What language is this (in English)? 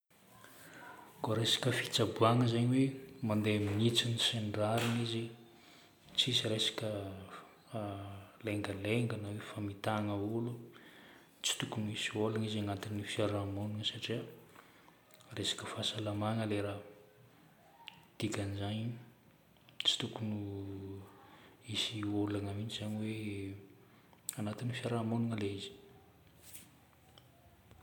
Northern Betsimisaraka Malagasy